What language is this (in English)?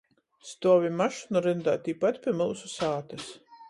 Latgalian